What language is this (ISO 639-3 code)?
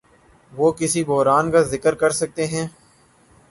urd